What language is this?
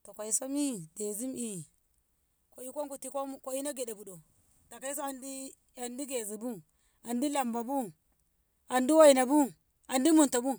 Ngamo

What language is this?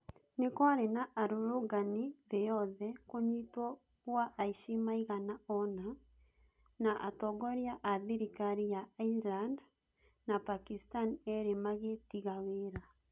Kikuyu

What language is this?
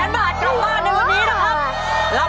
Thai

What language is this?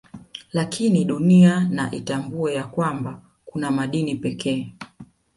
Swahili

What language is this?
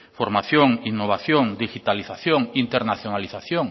Basque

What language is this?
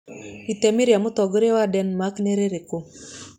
Kikuyu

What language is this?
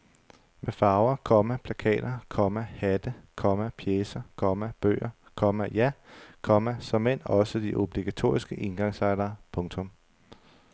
Danish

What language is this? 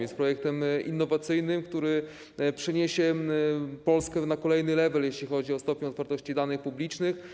Polish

